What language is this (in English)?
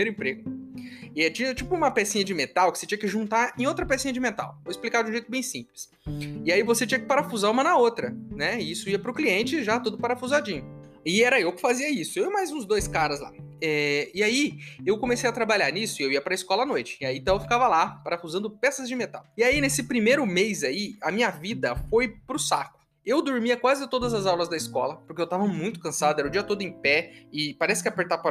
Portuguese